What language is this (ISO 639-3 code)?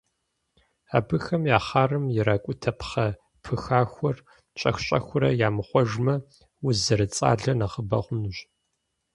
kbd